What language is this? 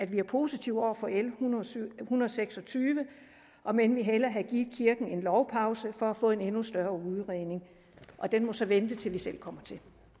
Danish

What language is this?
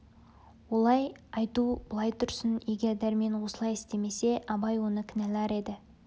Kazakh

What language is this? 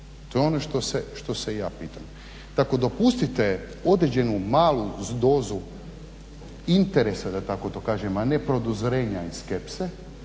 Croatian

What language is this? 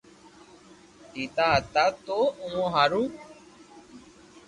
Loarki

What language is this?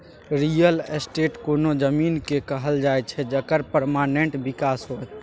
Maithili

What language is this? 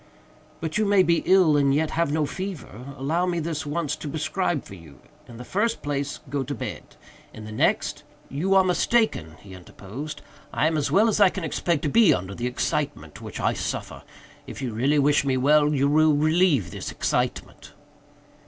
English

